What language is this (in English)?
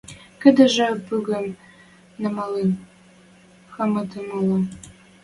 Western Mari